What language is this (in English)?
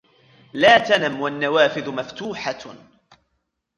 Arabic